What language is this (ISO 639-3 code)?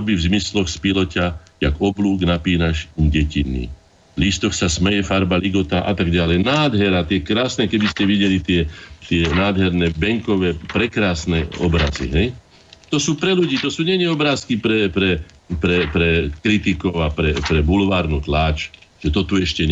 slk